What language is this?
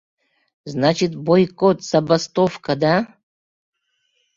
Mari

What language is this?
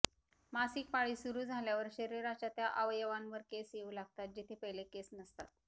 Marathi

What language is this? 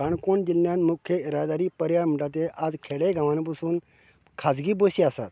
Konkani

